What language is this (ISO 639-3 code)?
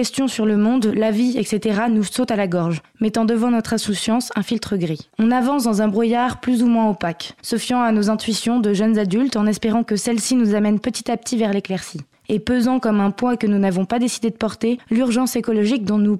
fra